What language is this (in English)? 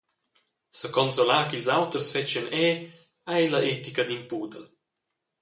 Romansh